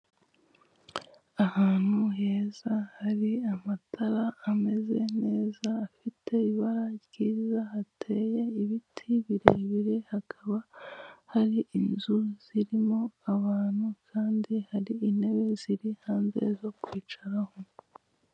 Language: Kinyarwanda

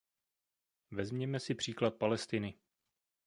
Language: Czech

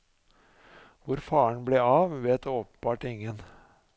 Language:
Norwegian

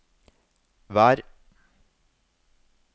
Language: Norwegian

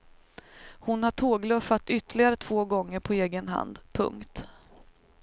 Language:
Swedish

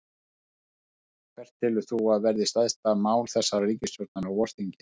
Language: Icelandic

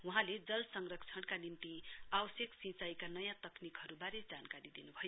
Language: Nepali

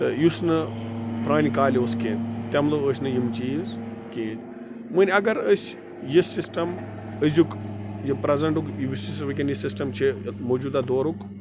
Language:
Kashmiri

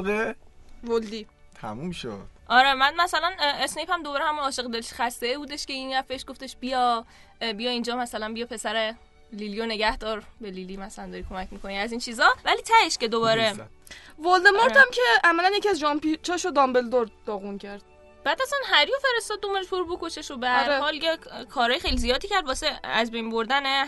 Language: Persian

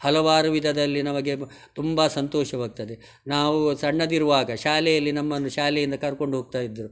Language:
Kannada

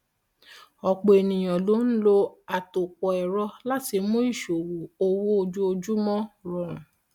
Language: Yoruba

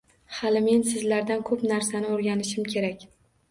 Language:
Uzbek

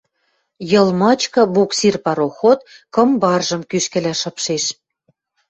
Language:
Western Mari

